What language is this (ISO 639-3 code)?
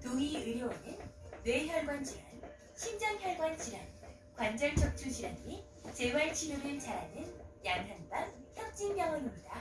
kor